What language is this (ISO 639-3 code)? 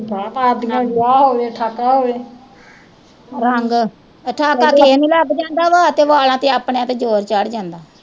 pan